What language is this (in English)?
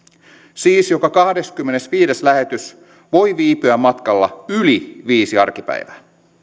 Finnish